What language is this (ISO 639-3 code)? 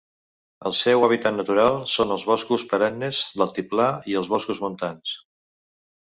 cat